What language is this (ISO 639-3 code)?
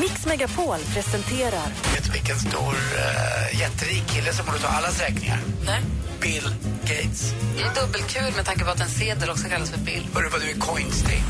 swe